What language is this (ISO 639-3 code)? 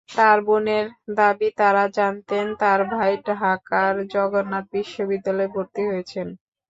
ben